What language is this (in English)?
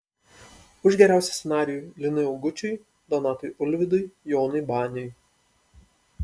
Lithuanian